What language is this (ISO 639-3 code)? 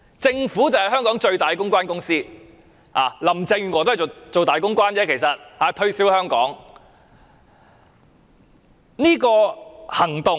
yue